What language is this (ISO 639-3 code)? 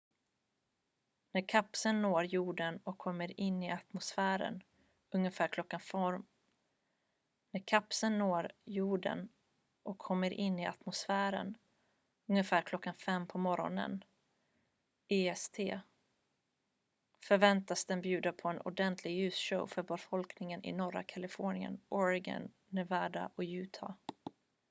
swe